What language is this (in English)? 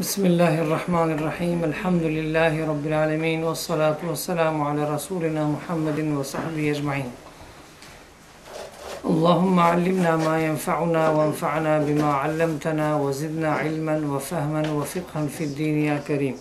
Romanian